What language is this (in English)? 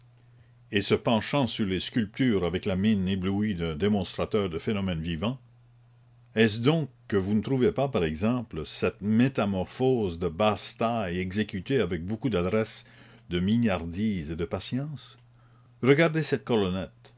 French